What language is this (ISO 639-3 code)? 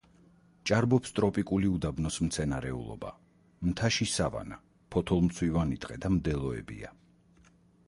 kat